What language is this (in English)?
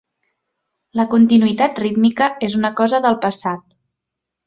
Catalan